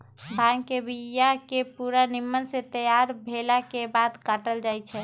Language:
Magahi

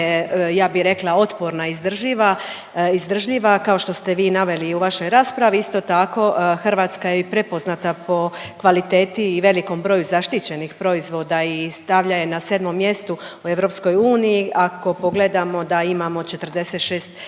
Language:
Croatian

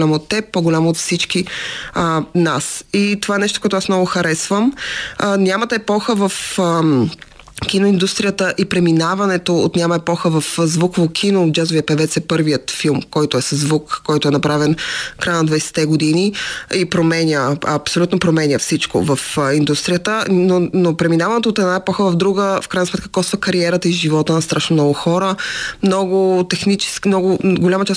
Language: Bulgarian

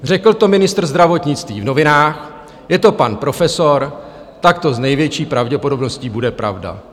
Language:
Czech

